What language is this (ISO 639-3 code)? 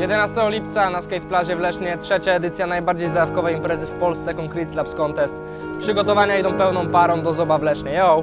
pol